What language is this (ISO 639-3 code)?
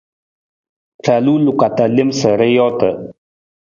nmz